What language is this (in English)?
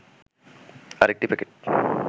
Bangla